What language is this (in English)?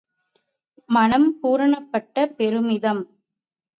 Tamil